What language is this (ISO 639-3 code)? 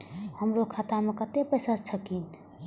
mai